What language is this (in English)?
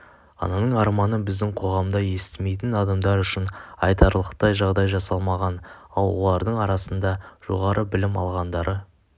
Kazakh